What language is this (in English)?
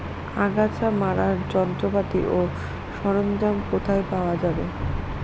Bangla